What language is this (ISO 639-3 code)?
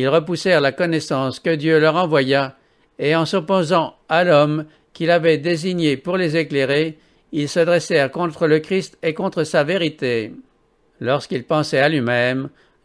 fra